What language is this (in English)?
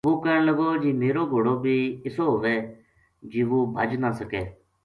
Gujari